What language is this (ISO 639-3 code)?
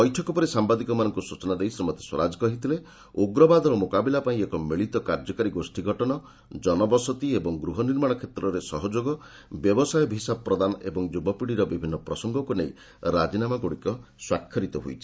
ori